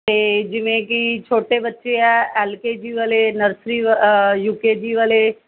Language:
Punjabi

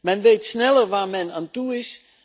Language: Dutch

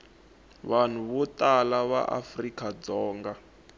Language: Tsonga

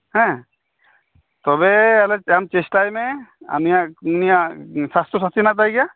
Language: Santali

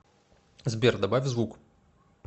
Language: Russian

